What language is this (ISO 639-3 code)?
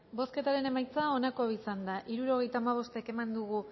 eus